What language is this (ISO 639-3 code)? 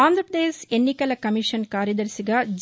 tel